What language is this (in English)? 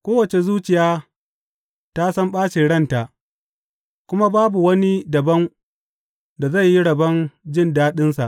Hausa